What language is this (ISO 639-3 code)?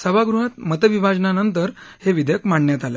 mar